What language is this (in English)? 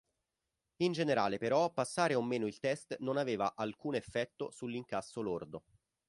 Italian